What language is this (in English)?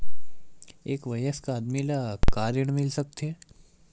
Chhattisgarhi